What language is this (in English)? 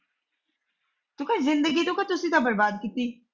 Punjabi